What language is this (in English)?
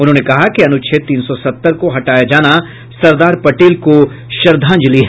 Hindi